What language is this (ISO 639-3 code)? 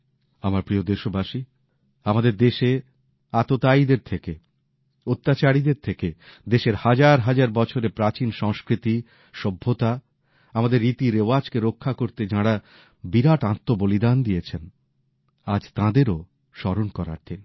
ben